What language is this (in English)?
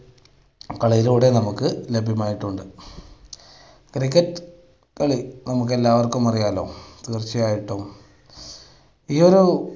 Malayalam